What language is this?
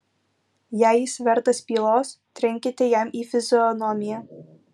Lithuanian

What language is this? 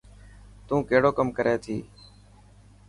Dhatki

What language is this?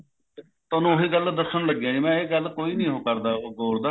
Punjabi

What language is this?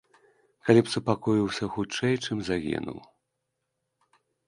Belarusian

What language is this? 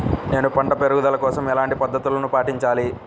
Telugu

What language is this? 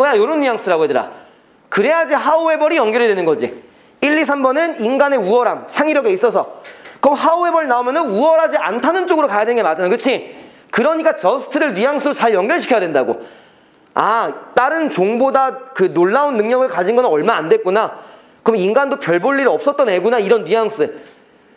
Korean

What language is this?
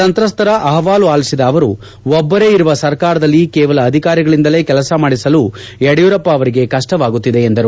Kannada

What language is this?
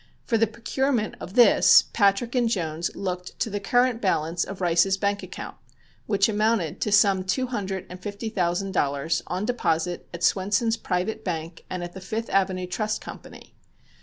English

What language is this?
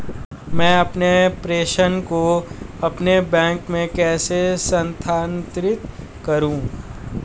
Hindi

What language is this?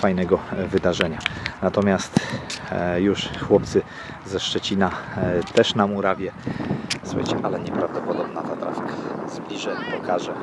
Polish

